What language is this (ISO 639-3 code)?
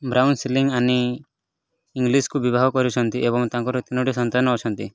ori